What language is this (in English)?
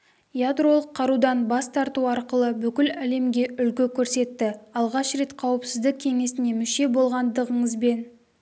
Kazakh